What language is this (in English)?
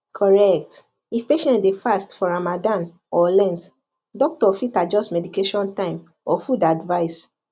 Nigerian Pidgin